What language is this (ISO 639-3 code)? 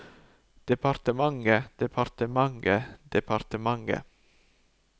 nor